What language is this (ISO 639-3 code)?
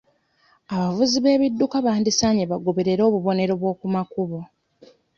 lug